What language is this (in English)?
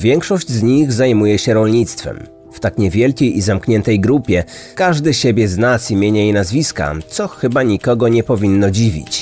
Polish